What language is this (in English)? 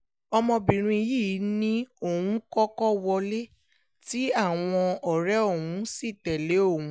Yoruba